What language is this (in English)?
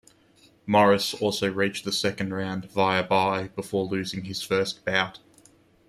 English